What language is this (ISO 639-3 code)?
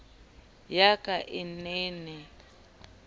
sot